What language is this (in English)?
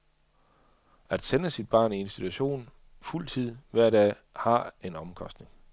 Danish